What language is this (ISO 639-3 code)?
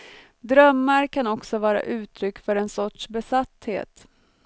swe